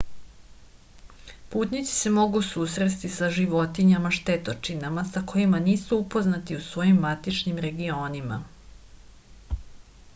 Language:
Serbian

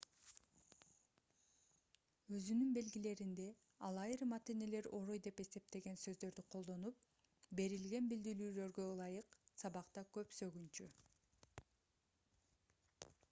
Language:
Kyrgyz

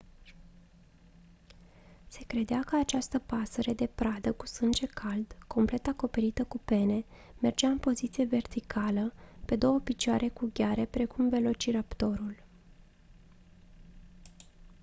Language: Romanian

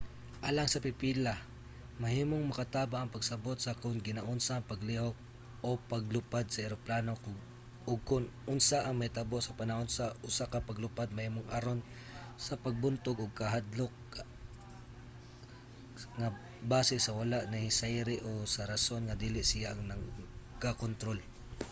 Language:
Cebuano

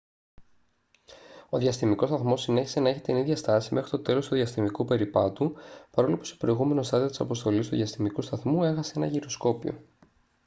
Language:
Greek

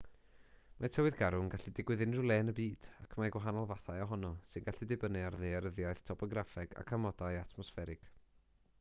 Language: Welsh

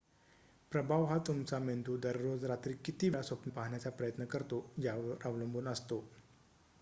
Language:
Marathi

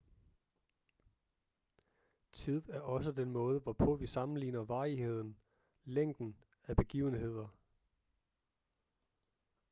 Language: Danish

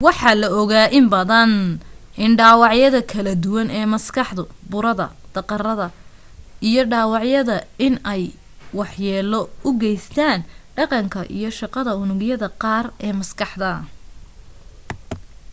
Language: Somali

